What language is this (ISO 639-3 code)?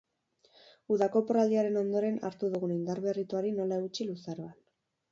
eus